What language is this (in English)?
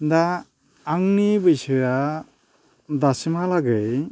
Bodo